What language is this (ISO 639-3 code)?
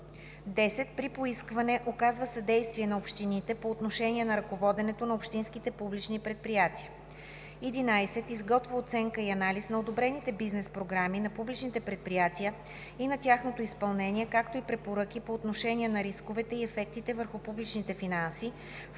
bul